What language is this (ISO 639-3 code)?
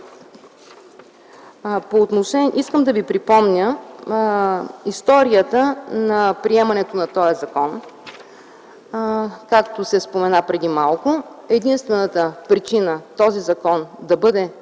bul